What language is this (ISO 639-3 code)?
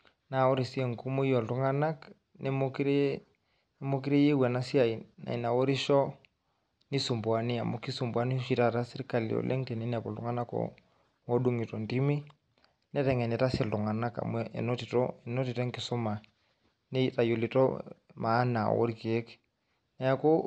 mas